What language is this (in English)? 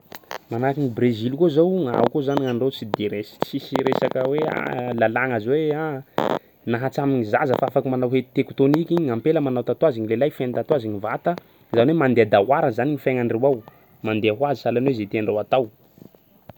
Sakalava Malagasy